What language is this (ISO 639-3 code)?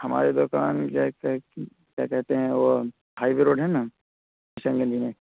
urd